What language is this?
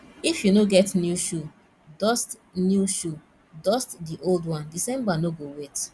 Nigerian Pidgin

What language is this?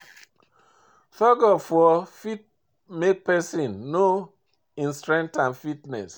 Nigerian Pidgin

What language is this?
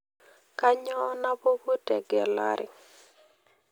Masai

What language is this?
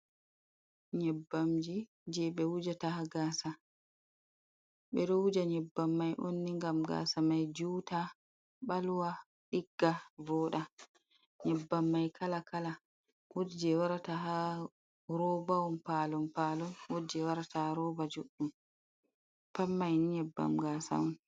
Fula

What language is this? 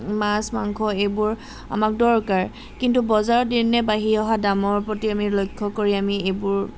Assamese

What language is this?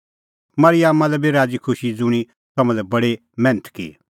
Kullu Pahari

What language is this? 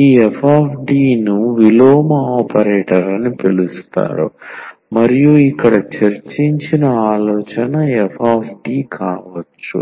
Telugu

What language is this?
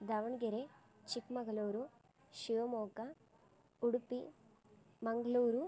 Sanskrit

